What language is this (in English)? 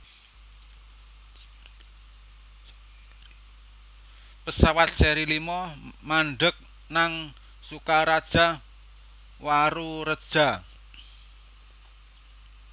Javanese